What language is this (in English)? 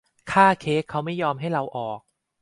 Thai